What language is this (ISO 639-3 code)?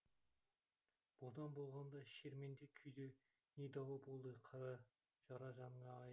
kaz